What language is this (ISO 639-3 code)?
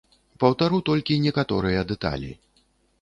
bel